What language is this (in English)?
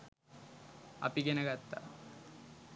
Sinhala